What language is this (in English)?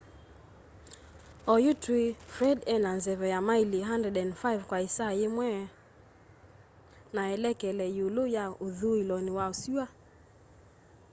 Kamba